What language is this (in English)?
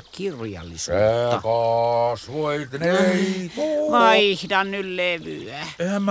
Finnish